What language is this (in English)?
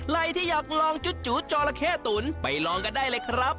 Thai